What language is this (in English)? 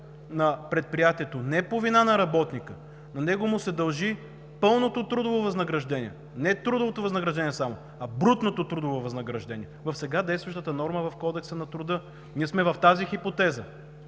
Bulgarian